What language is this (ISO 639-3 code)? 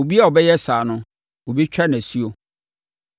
aka